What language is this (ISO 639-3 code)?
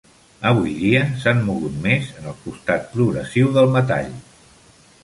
cat